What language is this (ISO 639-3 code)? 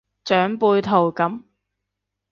yue